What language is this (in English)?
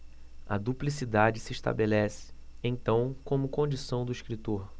Portuguese